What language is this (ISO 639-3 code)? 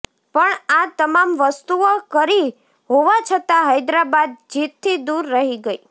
guj